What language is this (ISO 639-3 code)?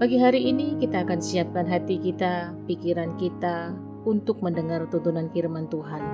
ind